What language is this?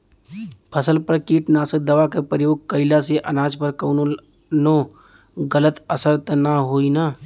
Bhojpuri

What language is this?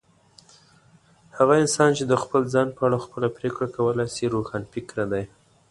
Pashto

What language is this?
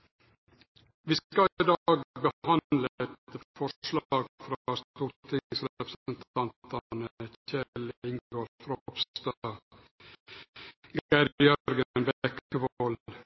Norwegian Nynorsk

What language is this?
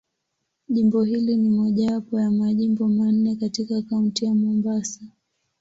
Swahili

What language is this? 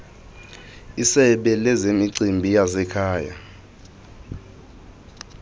Xhosa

